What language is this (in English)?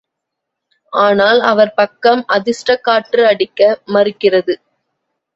Tamil